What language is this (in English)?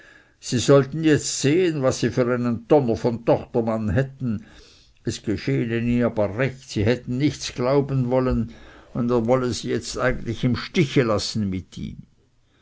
German